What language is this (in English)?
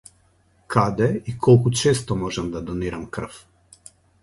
Macedonian